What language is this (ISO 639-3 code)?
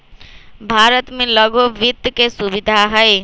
mag